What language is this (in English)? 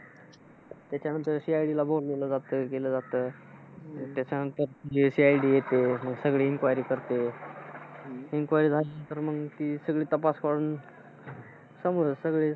Marathi